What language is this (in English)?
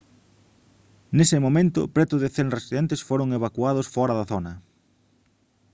Galician